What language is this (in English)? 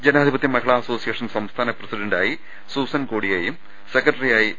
Malayalam